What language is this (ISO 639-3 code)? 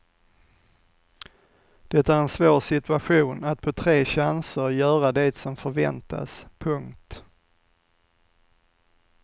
swe